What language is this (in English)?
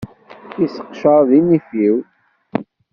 Kabyle